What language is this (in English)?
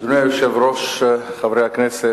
Hebrew